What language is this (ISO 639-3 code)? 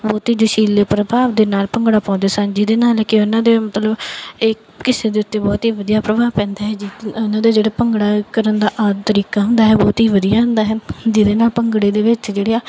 pan